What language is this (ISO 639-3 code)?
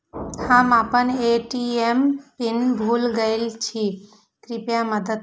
mai